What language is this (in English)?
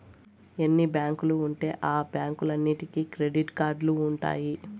Telugu